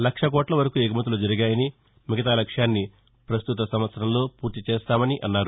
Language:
Telugu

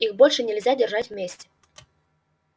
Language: Russian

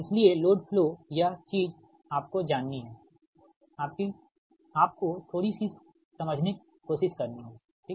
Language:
Hindi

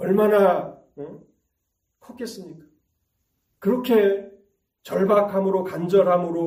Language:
Korean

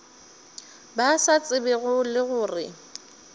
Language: Northern Sotho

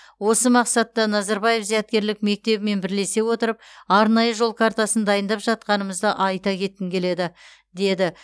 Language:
Kazakh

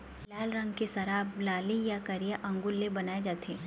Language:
Chhattisgarhi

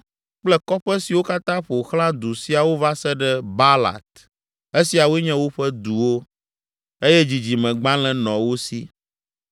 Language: Ewe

